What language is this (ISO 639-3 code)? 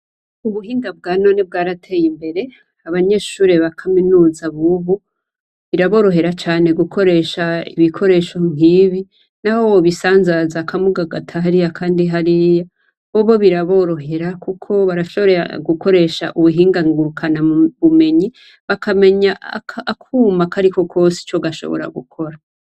run